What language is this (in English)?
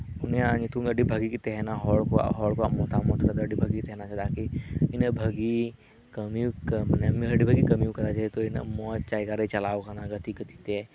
Santali